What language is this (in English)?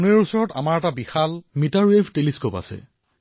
Assamese